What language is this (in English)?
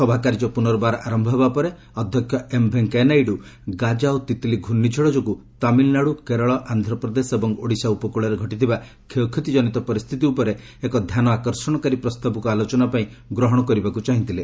Odia